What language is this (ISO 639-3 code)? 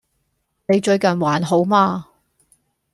yue